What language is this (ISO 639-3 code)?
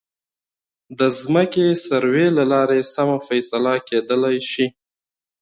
pus